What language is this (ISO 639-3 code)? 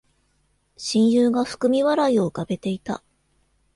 jpn